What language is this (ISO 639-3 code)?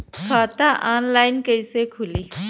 bho